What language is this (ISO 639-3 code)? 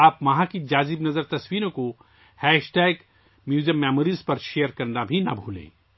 urd